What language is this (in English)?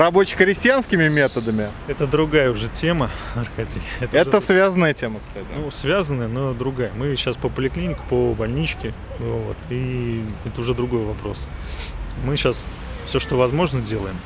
Russian